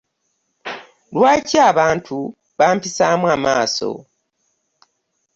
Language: Ganda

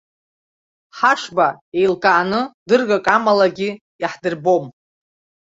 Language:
Abkhazian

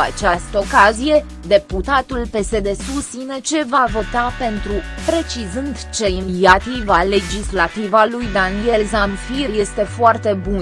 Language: Romanian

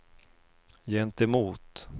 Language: Swedish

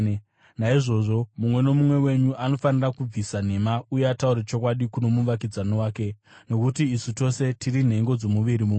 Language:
Shona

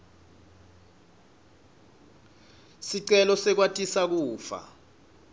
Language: Swati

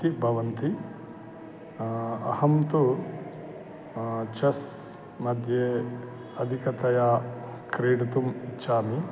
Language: Sanskrit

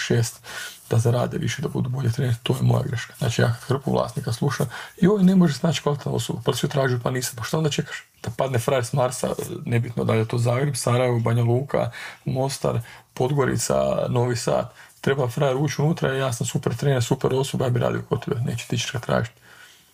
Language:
Croatian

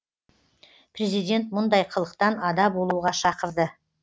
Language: Kazakh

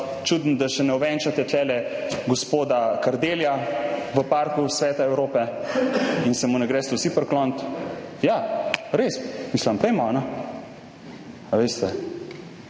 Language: Slovenian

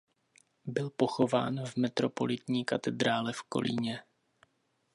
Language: Czech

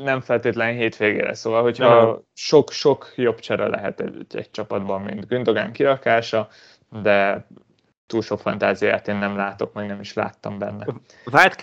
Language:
Hungarian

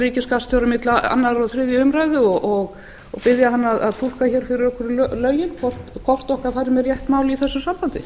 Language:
Icelandic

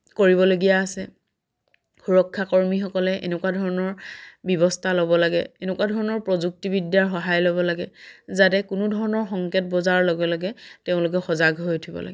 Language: Assamese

